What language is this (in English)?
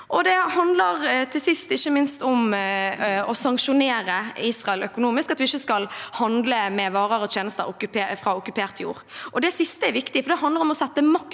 Norwegian